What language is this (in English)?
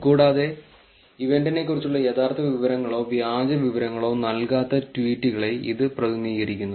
Malayalam